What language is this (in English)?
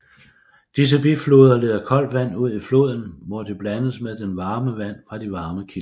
Danish